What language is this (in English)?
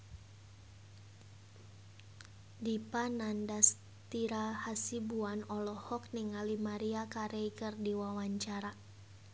Sundanese